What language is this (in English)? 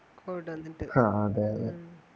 Malayalam